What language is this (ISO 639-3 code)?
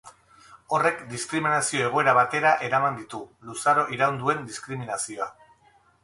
eus